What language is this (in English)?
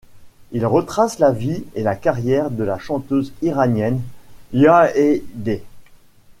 French